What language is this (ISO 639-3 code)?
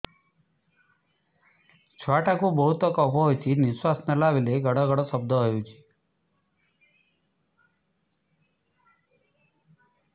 ori